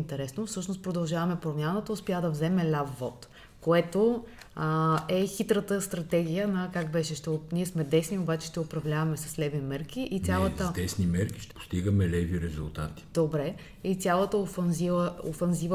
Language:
Bulgarian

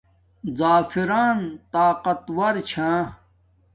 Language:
Domaaki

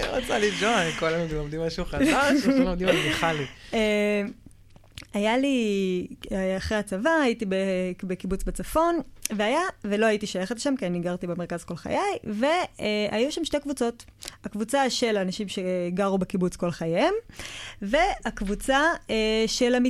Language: Hebrew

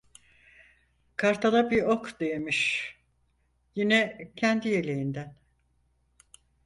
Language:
Turkish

